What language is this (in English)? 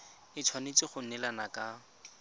Tswana